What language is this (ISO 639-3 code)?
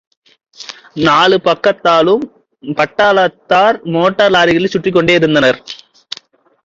tam